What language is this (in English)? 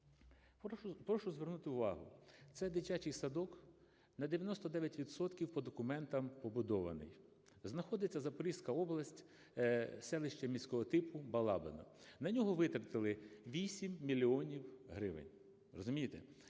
Ukrainian